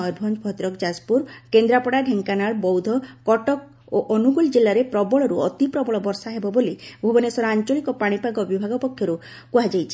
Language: Odia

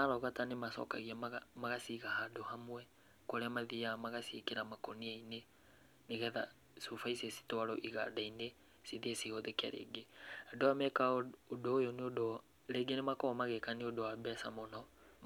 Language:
Kikuyu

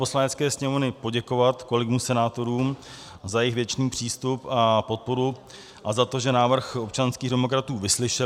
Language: Czech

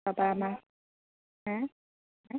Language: Assamese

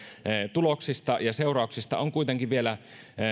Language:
Finnish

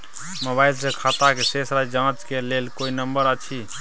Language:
Maithili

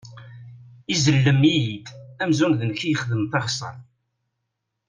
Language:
Kabyle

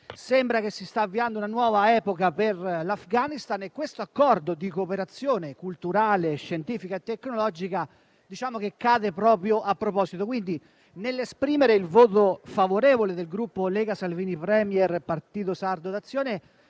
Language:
Italian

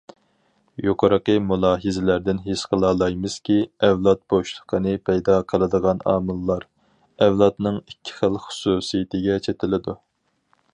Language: Uyghur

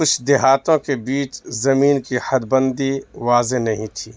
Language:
Urdu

